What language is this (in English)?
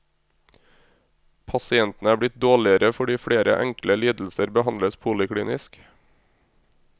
Norwegian